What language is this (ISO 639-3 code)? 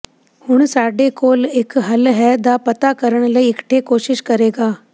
pan